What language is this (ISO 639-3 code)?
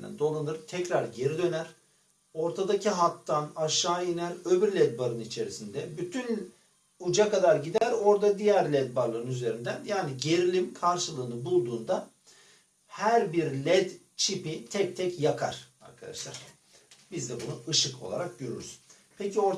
tur